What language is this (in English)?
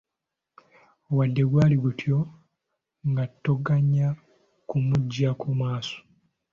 Ganda